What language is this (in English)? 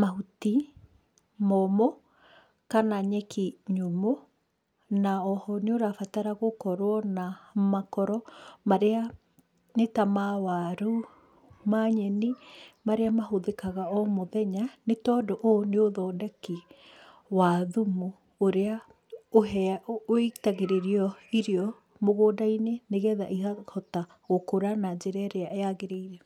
Kikuyu